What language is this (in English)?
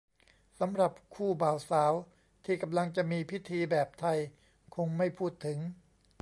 Thai